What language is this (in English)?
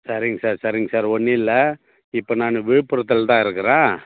Tamil